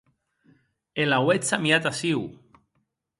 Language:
Occitan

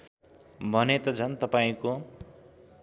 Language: Nepali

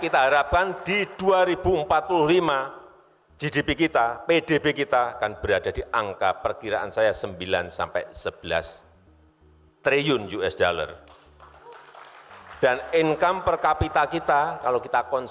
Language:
Indonesian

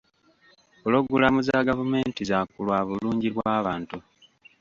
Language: Ganda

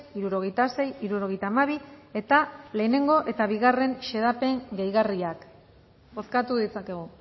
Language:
Basque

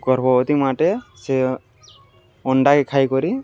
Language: Odia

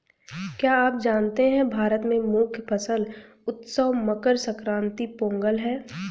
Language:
Hindi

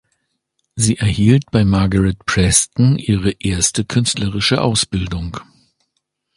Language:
German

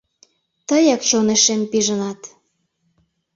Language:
Mari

